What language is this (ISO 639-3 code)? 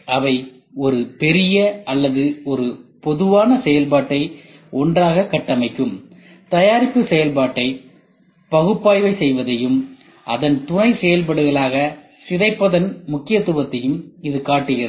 tam